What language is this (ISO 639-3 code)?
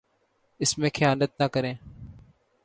urd